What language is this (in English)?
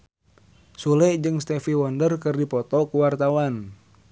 Sundanese